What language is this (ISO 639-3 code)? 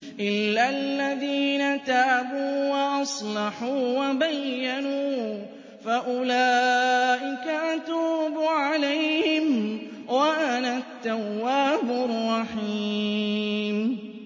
ara